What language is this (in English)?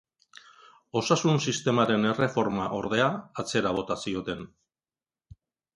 Basque